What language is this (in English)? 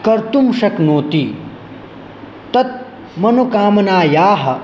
Sanskrit